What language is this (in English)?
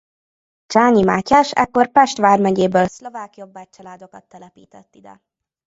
Hungarian